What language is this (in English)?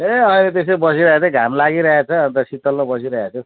Nepali